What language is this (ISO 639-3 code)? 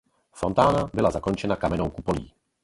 ces